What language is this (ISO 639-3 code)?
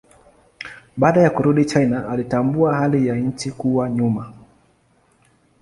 swa